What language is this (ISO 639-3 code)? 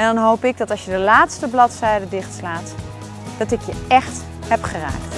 nld